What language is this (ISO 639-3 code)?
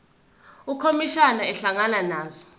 zul